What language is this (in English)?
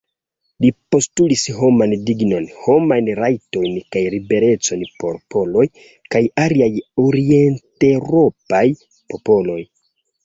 Esperanto